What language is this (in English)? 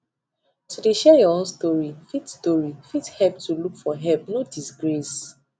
Nigerian Pidgin